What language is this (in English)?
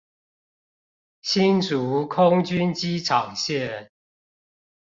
Chinese